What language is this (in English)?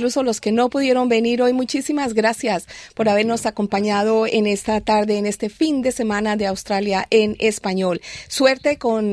Spanish